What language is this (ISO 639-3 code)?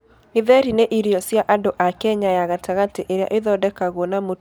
kik